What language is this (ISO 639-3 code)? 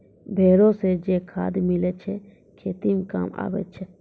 mai